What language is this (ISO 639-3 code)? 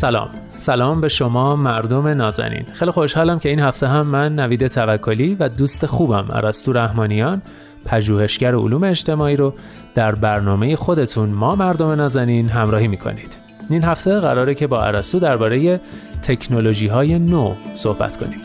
fas